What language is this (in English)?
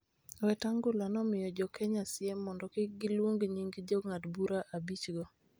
Luo (Kenya and Tanzania)